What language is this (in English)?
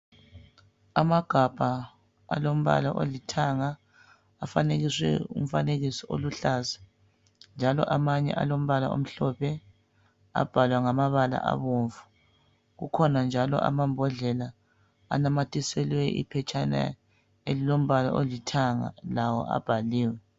North Ndebele